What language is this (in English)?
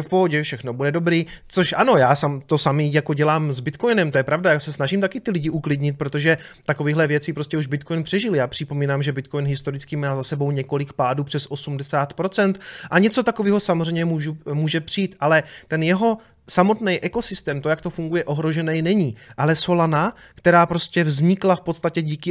Czech